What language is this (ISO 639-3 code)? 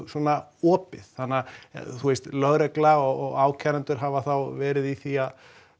isl